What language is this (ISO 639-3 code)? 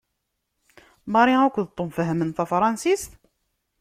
kab